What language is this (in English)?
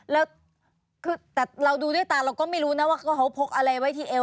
Thai